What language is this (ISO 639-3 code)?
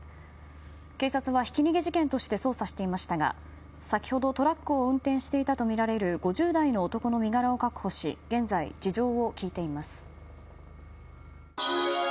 jpn